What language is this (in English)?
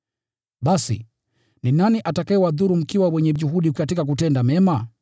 Swahili